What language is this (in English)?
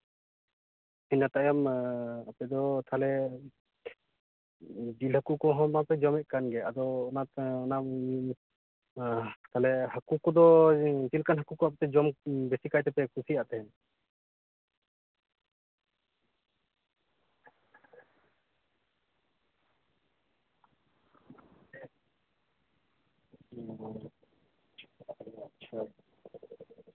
Santali